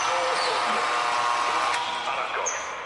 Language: Welsh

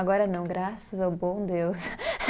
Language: Portuguese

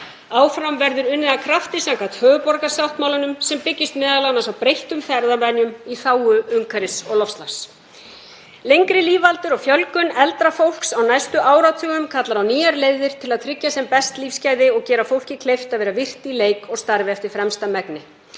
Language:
Icelandic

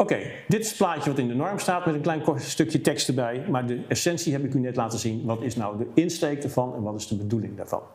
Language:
Dutch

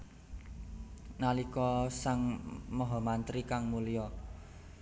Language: Javanese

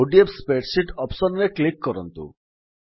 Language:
Odia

